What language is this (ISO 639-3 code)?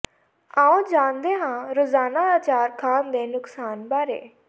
pan